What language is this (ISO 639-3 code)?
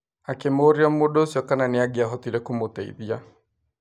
kik